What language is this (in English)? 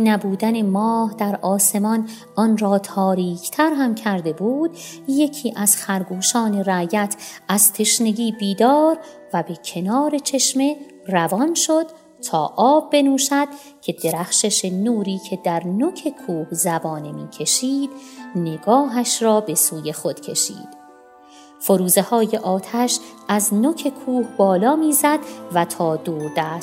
Persian